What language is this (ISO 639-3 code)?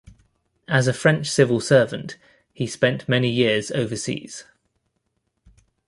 eng